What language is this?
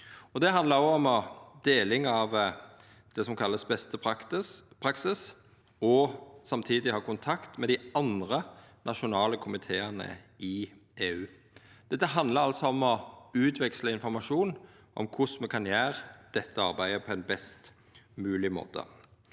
Norwegian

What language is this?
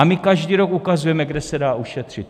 Czech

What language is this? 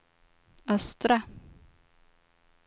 Swedish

